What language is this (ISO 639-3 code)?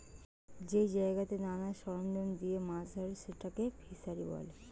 ben